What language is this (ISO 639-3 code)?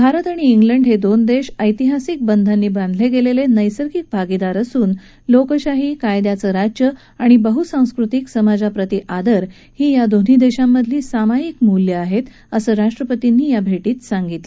mar